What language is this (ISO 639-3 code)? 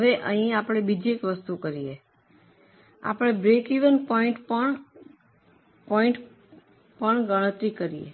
guj